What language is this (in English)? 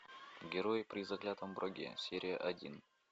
Russian